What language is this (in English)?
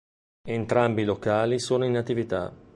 Italian